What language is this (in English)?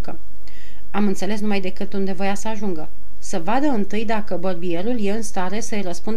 Romanian